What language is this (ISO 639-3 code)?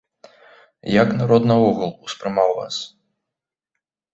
bel